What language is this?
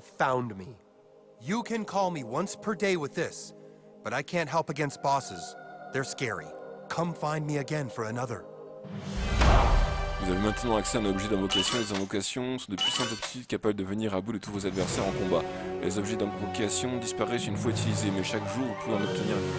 French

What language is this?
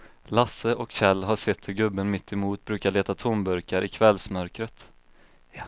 Swedish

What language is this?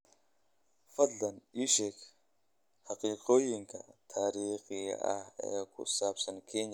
Somali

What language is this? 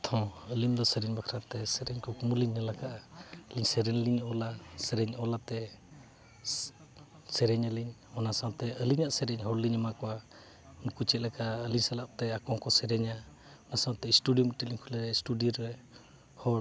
Santali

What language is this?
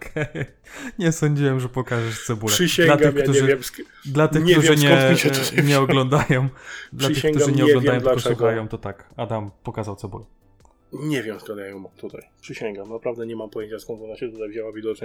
Polish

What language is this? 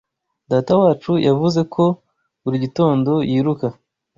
Kinyarwanda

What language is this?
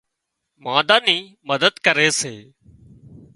Wadiyara Koli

